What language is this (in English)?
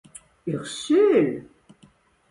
French